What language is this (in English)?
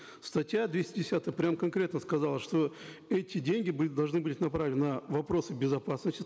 Kazakh